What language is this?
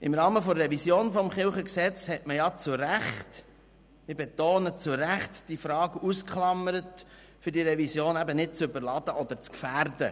Swiss German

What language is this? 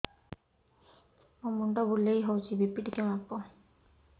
Odia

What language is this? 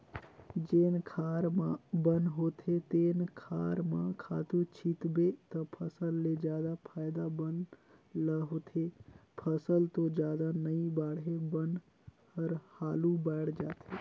Chhattisgarhi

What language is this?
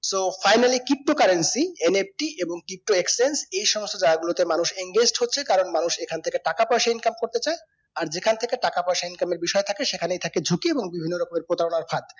Bangla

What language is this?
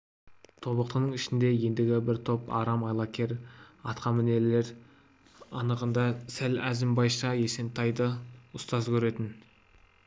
Kazakh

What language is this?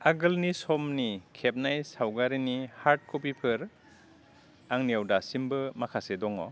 Bodo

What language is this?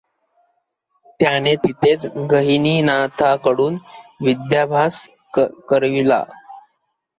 Marathi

